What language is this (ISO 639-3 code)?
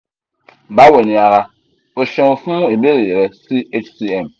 yor